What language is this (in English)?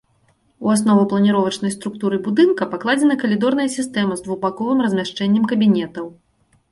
Belarusian